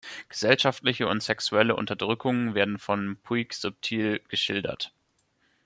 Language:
German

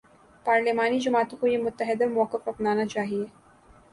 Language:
Urdu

